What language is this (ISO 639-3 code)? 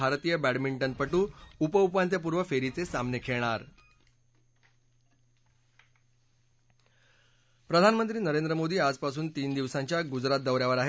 mar